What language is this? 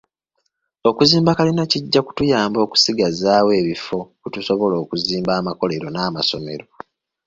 Ganda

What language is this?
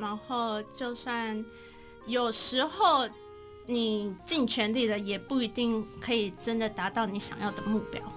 Chinese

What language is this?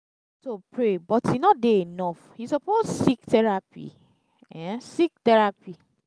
Nigerian Pidgin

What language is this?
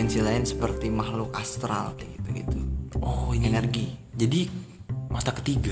Indonesian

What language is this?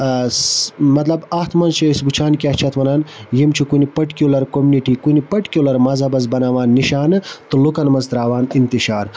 Kashmiri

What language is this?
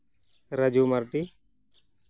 Santali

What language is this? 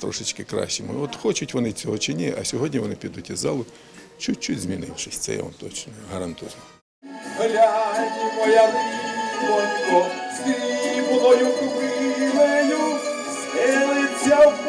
Ukrainian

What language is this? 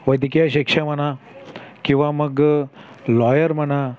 Marathi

